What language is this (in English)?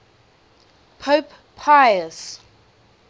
English